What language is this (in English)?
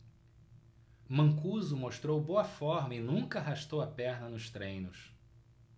Portuguese